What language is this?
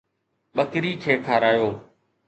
Sindhi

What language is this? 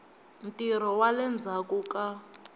Tsonga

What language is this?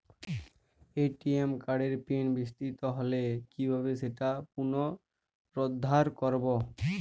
Bangla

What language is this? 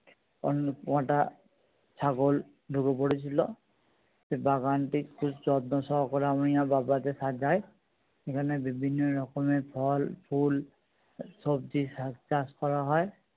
Bangla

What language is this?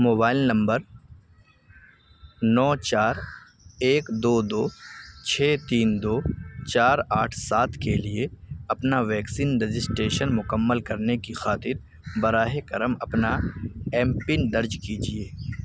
Urdu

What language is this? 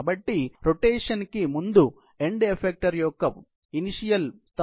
Telugu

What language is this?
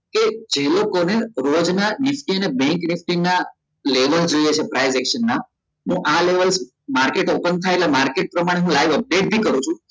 Gujarati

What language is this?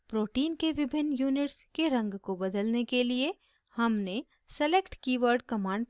Hindi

